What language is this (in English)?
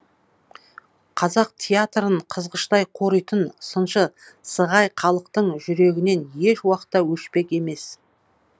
Kazakh